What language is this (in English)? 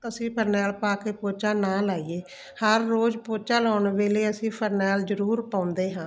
Punjabi